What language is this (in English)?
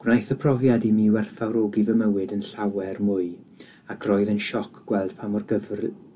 Welsh